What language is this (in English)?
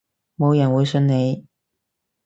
Cantonese